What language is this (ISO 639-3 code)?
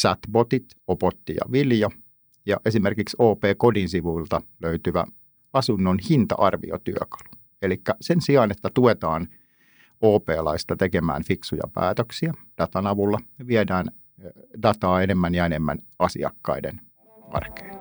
fin